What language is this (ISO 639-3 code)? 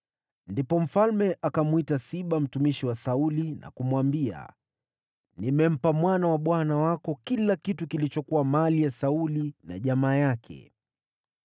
swa